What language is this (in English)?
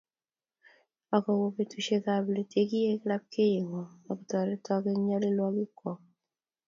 Kalenjin